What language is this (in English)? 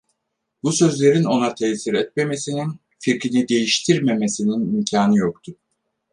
Turkish